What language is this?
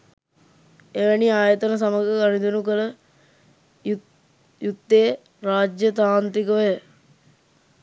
Sinhala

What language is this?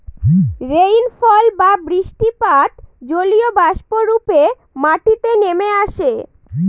Bangla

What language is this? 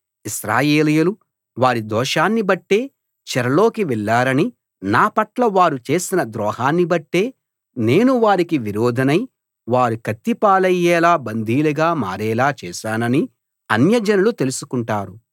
Telugu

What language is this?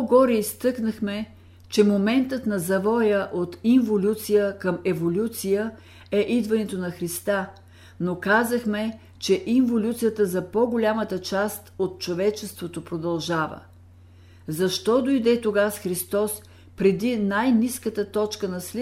Bulgarian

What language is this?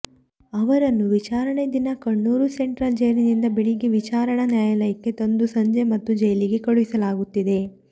Kannada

